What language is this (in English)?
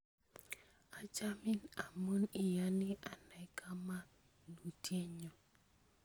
Kalenjin